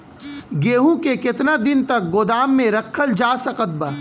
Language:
Bhojpuri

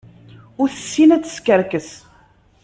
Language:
Kabyle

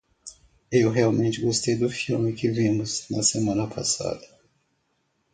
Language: Portuguese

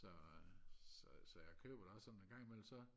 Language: Danish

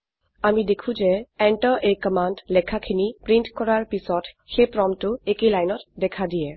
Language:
Assamese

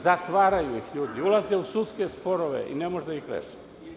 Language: Serbian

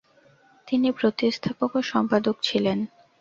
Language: Bangla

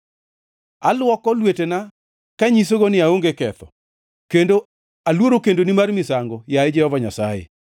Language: Luo (Kenya and Tanzania)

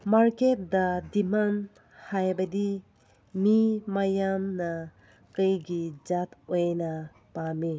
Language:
Manipuri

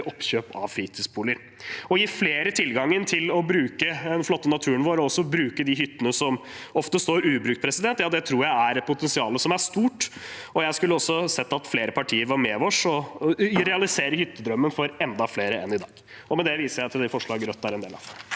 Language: Norwegian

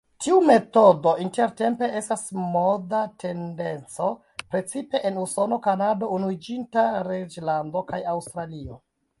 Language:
Esperanto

